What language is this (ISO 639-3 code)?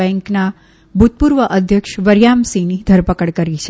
guj